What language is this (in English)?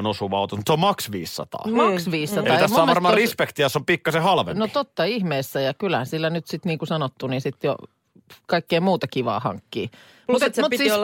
Finnish